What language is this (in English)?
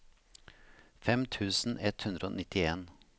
Norwegian